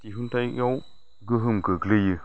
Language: Bodo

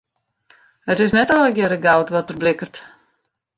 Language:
Western Frisian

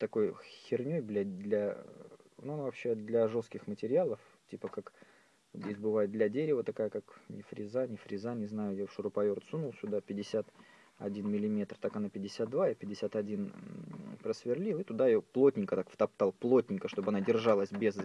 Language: Russian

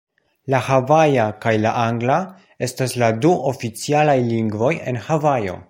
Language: Esperanto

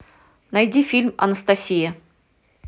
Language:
Russian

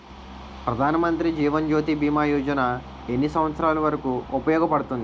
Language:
Telugu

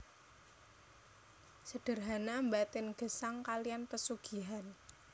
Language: Javanese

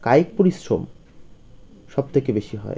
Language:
Bangla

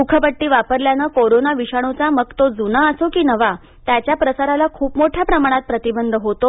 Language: Marathi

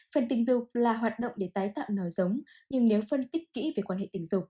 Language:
Vietnamese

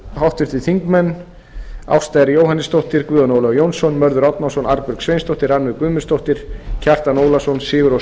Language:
Icelandic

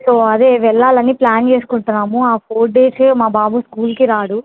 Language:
Telugu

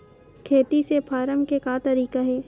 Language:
Chhattisgarhi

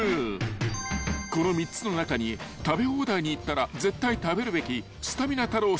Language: Japanese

